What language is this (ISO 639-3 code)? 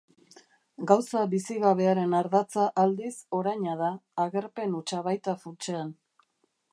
eus